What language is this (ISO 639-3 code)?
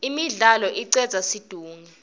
ssw